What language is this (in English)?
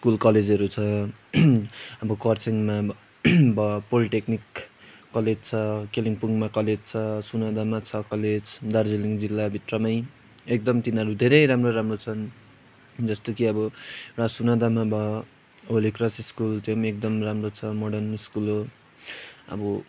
Nepali